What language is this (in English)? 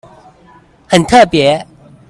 Chinese